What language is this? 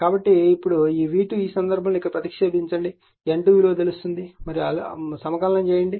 Telugu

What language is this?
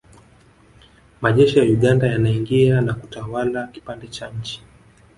Swahili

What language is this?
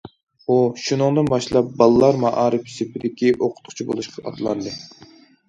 Uyghur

